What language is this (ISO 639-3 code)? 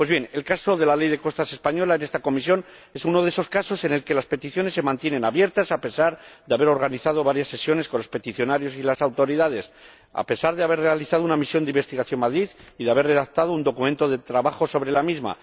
spa